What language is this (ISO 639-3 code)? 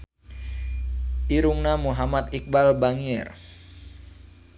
sun